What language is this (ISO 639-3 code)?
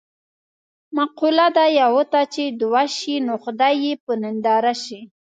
pus